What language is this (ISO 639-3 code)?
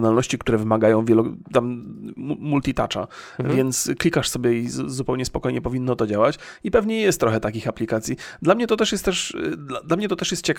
pol